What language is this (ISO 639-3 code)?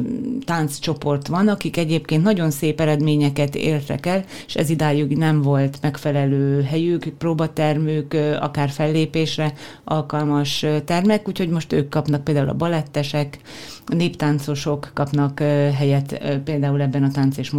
hun